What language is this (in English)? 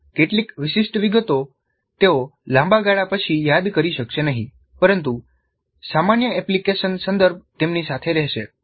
Gujarati